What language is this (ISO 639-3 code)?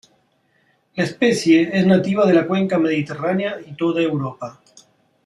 spa